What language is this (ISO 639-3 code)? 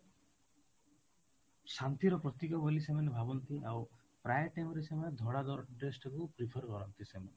ori